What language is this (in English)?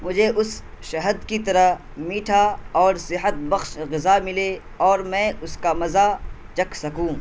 Urdu